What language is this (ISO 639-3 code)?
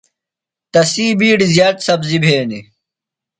phl